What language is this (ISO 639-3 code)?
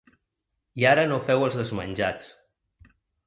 cat